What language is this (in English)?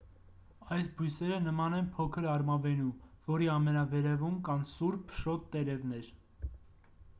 Armenian